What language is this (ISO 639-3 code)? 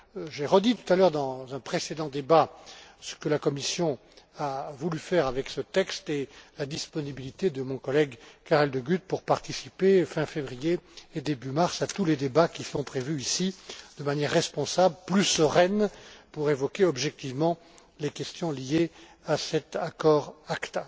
fra